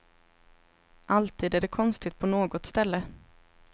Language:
Swedish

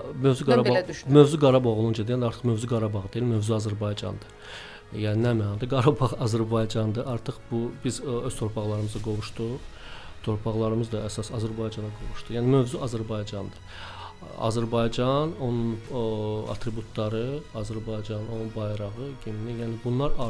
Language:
Turkish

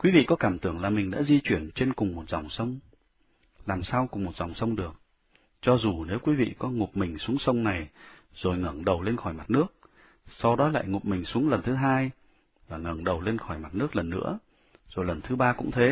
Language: Vietnamese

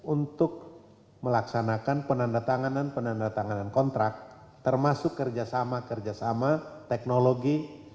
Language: Indonesian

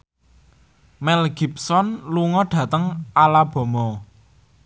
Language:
Javanese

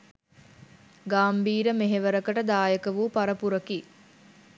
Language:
Sinhala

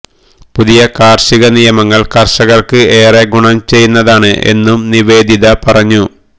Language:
Malayalam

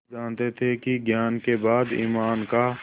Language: Hindi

